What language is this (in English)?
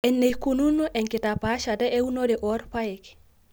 Masai